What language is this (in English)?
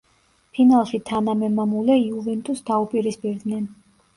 Georgian